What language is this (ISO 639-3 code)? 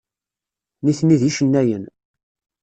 kab